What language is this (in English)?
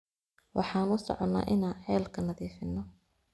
Somali